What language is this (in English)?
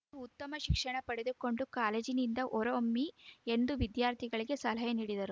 Kannada